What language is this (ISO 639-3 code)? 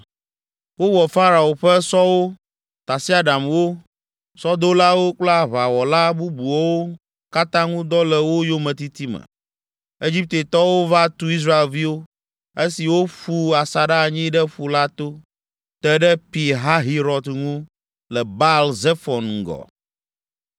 ewe